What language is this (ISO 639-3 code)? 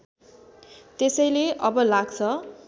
nep